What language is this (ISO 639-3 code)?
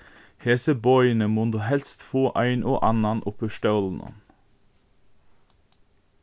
fao